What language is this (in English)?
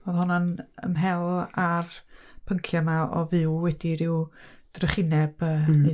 Welsh